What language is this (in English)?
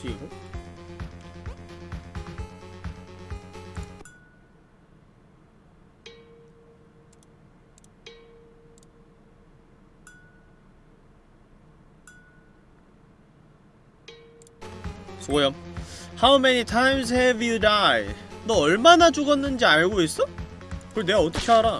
Korean